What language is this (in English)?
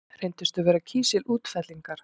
Icelandic